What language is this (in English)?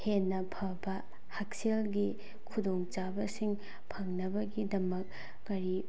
Manipuri